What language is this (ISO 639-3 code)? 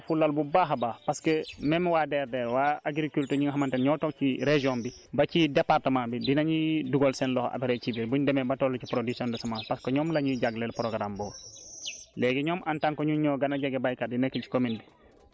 wol